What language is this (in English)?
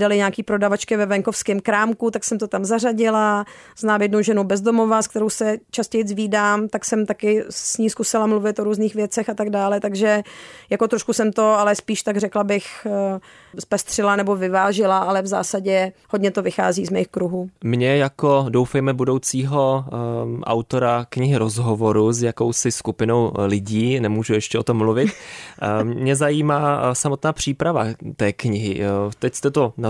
Czech